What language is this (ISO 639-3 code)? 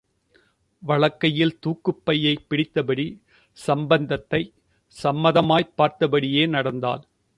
tam